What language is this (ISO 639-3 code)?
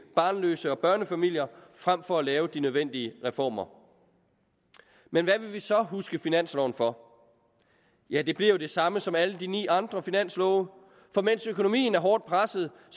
dan